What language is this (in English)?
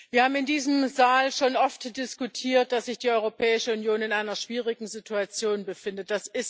German